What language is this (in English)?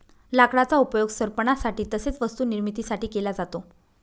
Marathi